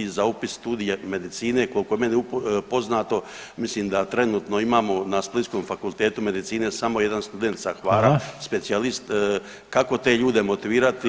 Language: Croatian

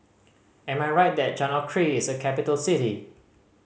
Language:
English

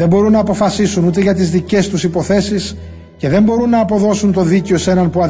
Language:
Greek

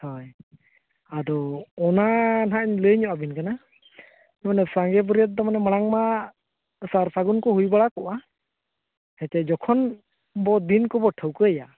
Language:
Santali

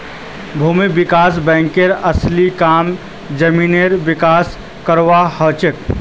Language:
Magahi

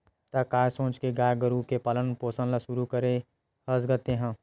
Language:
Chhattisgarhi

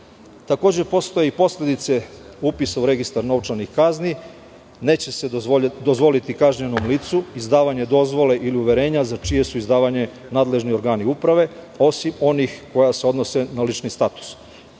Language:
Serbian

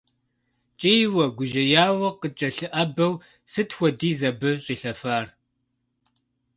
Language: Kabardian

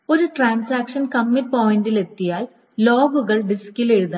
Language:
Malayalam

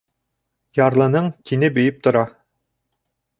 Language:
Bashkir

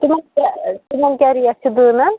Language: Kashmiri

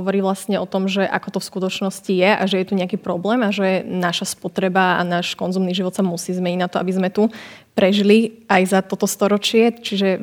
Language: Slovak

